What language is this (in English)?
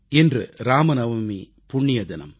Tamil